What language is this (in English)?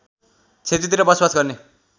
Nepali